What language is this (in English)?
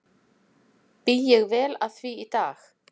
Icelandic